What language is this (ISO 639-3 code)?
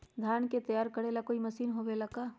mag